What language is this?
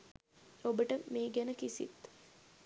Sinhala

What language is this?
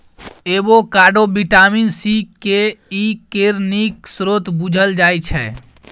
Maithili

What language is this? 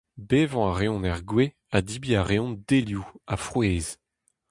Breton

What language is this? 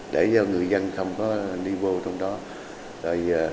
Vietnamese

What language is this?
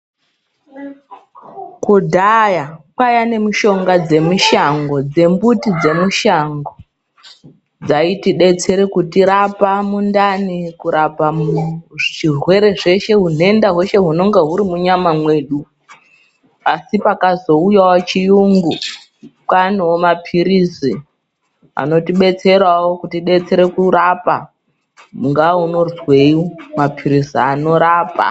Ndau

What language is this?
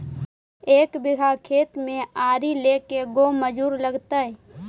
Magahi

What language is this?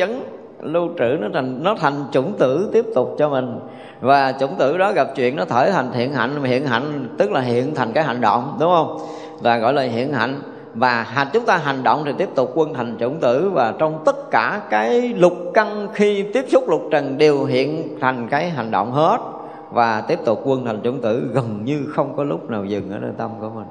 Vietnamese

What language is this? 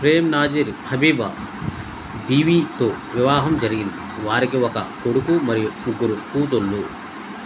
Telugu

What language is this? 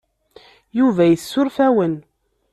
Kabyle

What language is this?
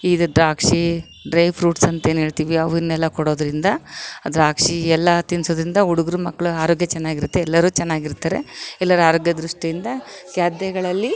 Kannada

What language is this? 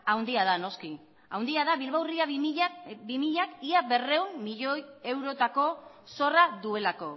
Basque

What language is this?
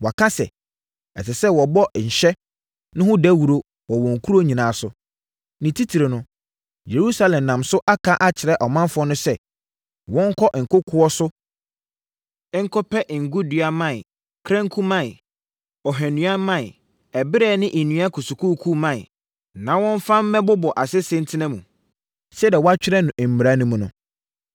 Akan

